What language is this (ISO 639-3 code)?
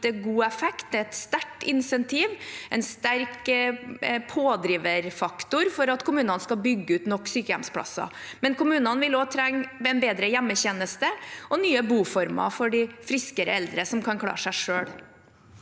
nor